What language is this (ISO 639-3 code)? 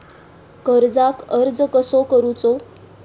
mar